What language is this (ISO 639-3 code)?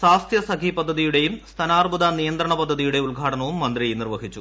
mal